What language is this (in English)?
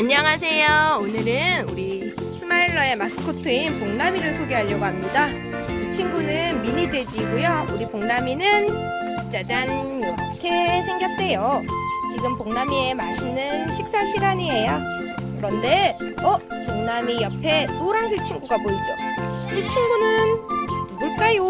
Korean